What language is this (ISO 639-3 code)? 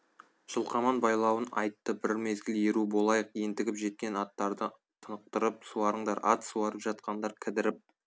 kaz